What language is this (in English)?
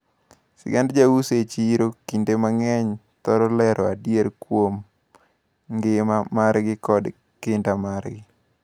Luo (Kenya and Tanzania)